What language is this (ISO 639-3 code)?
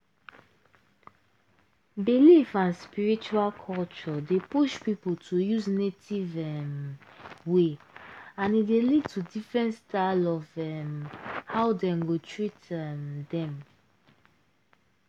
pcm